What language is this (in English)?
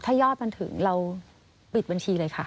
Thai